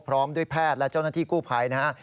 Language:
Thai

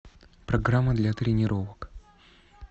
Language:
Russian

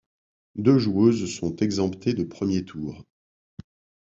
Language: French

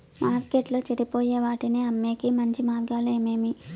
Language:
Telugu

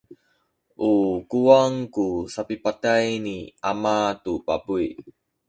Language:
Sakizaya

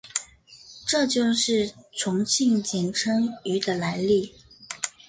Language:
Chinese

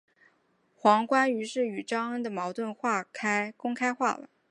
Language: Chinese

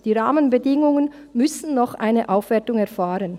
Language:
Swiss German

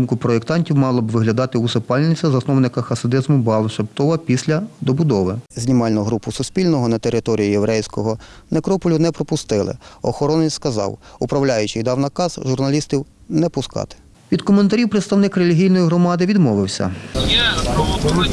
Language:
Ukrainian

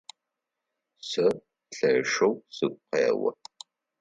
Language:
Adyghe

